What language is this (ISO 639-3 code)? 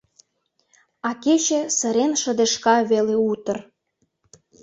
chm